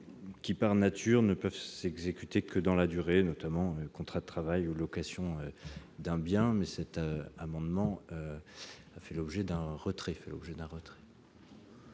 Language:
French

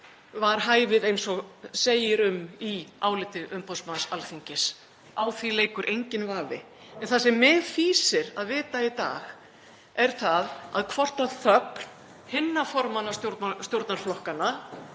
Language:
Icelandic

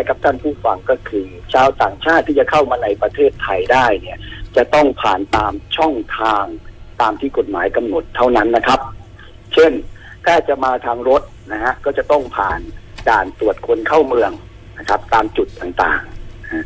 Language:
Thai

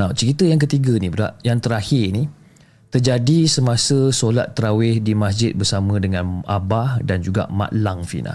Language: Malay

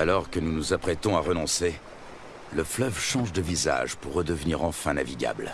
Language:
French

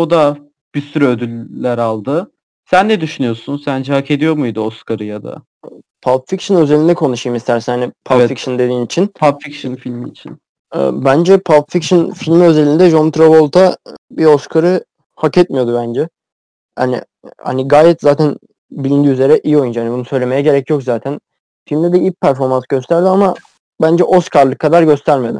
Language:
Turkish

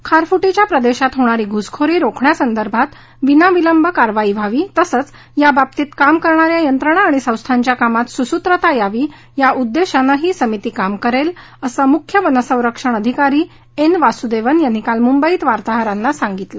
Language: Marathi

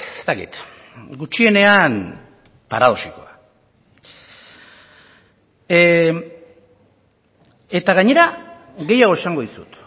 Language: Basque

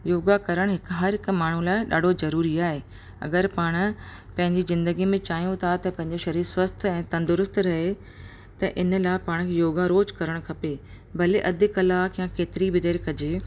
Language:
Sindhi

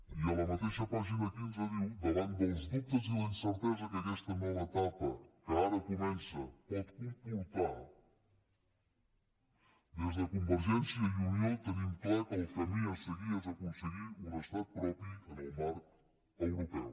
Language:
Catalan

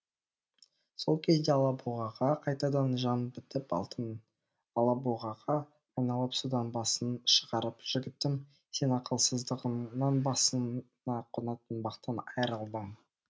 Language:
Kazakh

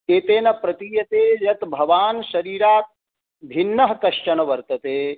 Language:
Sanskrit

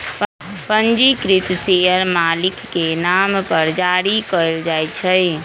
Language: Magahi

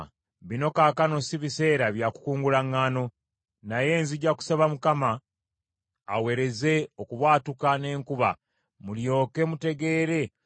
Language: Ganda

